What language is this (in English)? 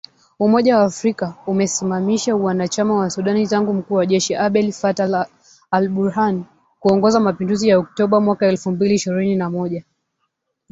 Swahili